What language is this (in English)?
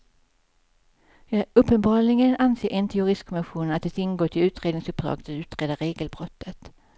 Swedish